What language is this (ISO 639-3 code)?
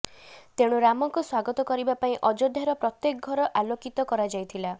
ori